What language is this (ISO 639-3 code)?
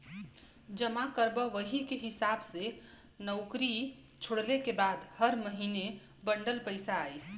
bho